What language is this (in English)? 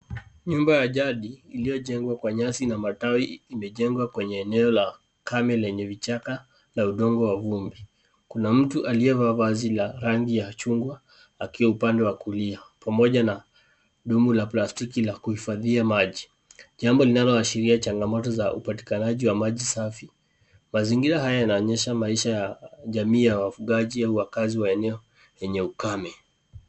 Swahili